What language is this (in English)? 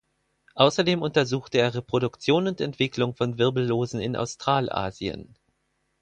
German